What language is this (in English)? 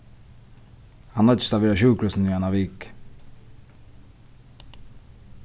Faroese